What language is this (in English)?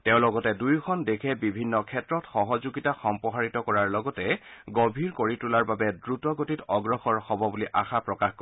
Assamese